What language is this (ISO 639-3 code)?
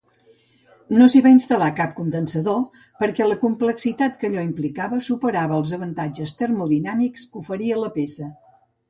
cat